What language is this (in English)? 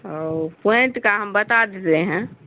Urdu